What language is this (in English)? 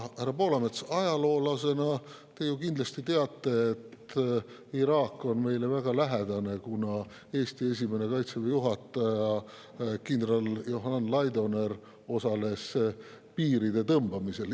Estonian